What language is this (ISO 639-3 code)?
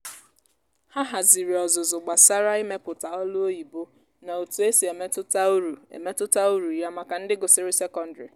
ibo